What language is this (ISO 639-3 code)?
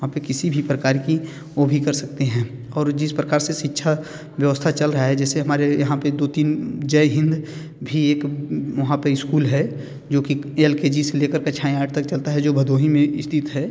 hin